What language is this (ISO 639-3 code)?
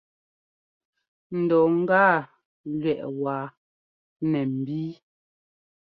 jgo